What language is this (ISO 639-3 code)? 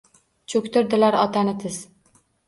uzb